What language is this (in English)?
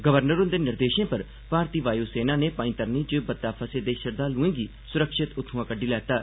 Dogri